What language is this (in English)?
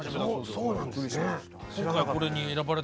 Japanese